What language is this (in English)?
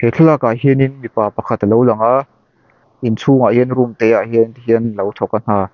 Mizo